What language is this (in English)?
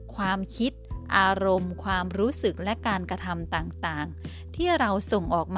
Thai